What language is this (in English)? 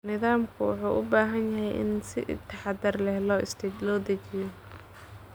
Somali